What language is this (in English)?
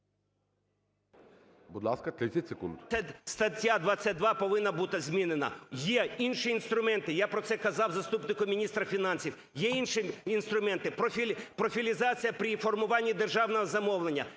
Ukrainian